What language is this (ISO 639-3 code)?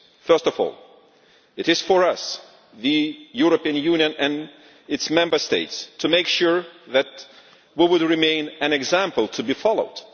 eng